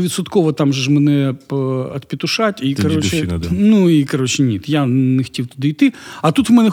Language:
Ukrainian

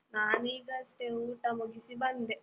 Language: Kannada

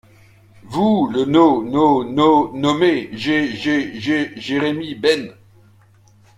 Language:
French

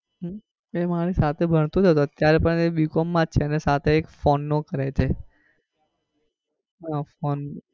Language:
Gujarati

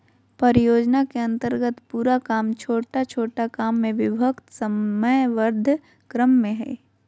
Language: Magahi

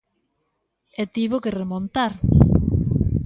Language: Galician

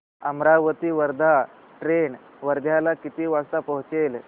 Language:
Marathi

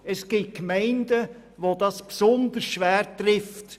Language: Swiss German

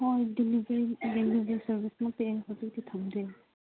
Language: Manipuri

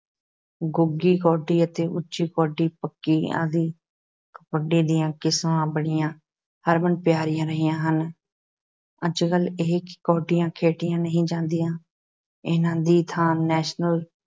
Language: Punjabi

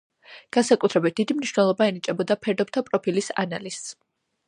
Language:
Georgian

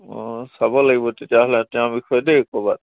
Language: Assamese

